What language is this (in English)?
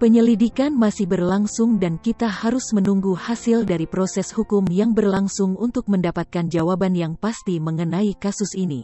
Indonesian